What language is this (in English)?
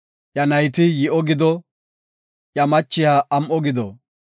Gofa